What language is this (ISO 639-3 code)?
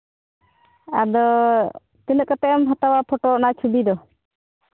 sat